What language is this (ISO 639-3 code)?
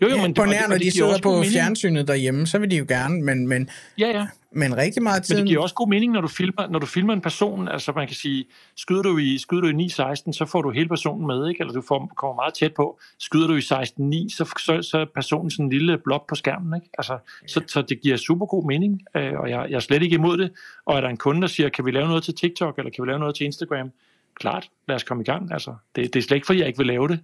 dan